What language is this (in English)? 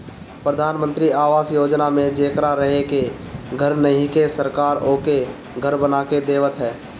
Bhojpuri